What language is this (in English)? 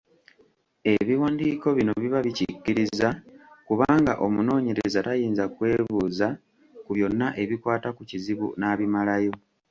Ganda